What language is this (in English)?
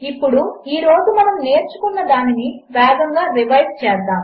Telugu